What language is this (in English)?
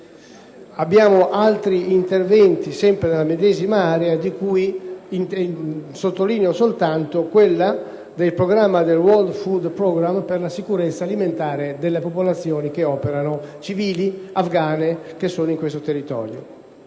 Italian